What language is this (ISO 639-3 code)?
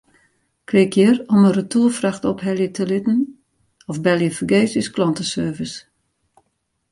fry